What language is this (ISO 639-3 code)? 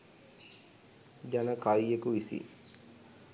sin